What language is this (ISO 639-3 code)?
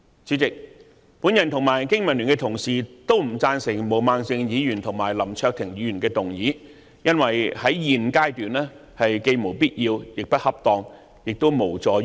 yue